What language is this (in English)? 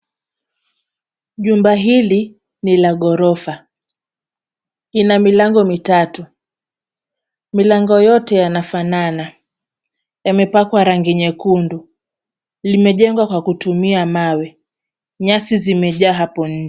Swahili